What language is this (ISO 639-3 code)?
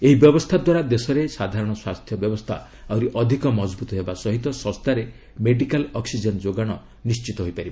ori